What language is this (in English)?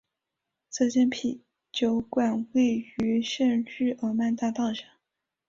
Chinese